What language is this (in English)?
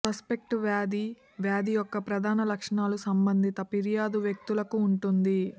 Telugu